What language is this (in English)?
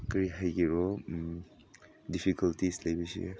Manipuri